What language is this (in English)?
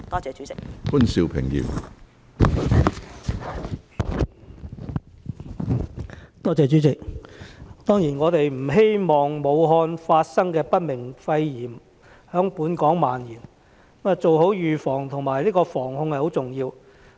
Cantonese